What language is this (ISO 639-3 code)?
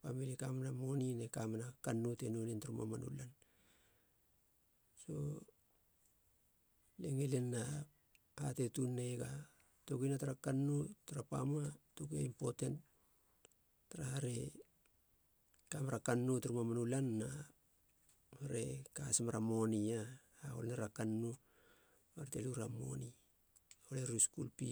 hla